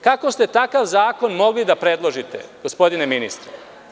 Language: Serbian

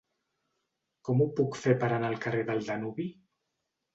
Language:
Catalan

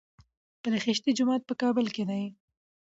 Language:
Pashto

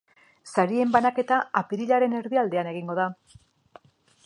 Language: Basque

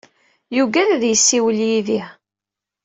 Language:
Kabyle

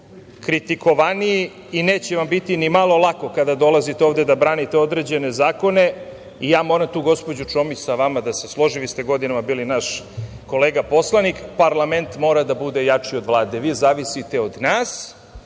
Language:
Serbian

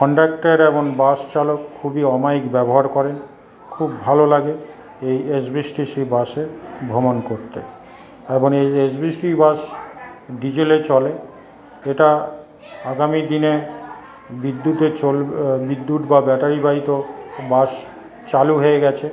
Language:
Bangla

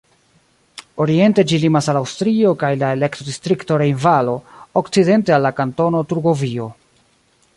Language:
Esperanto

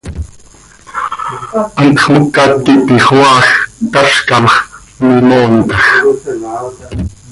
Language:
Seri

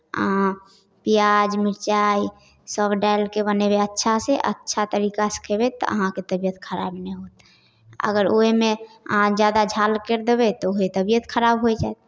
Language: Maithili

